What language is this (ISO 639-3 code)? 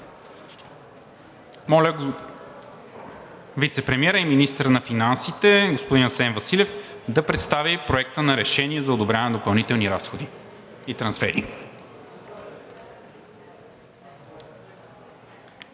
bul